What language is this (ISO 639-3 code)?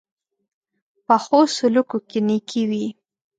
pus